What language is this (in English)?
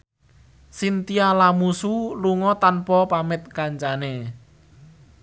Javanese